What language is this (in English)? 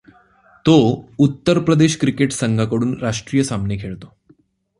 Marathi